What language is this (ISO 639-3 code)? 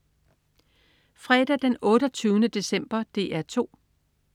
dan